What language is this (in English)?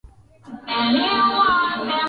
Swahili